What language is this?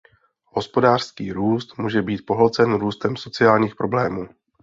Czech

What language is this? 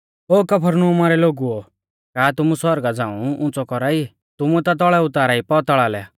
Mahasu Pahari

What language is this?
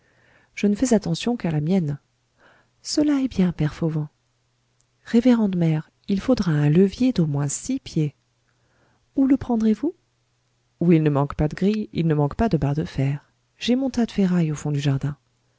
French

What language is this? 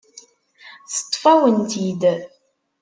Kabyle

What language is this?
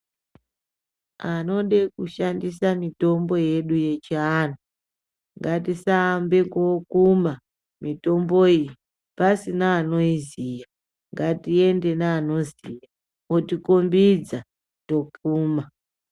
Ndau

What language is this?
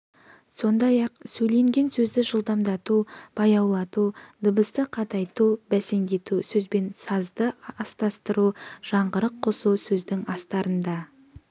Kazakh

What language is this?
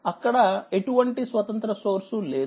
Telugu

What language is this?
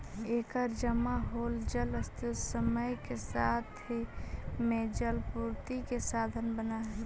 Magahi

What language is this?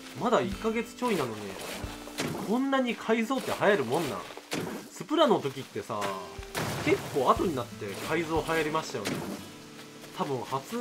Japanese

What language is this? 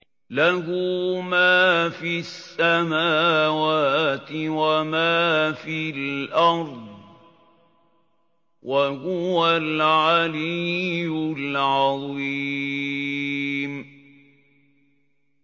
Arabic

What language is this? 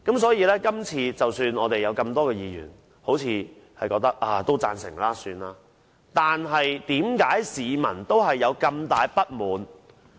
Cantonese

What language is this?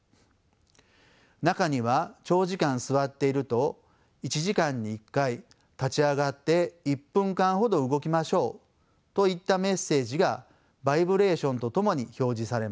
Japanese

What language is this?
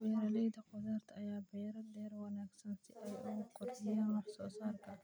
Somali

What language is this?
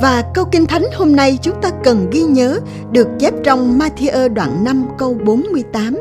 Vietnamese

